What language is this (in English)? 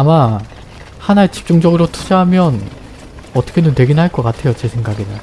Korean